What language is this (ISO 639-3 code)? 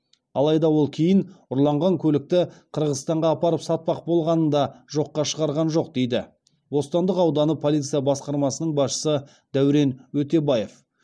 kaz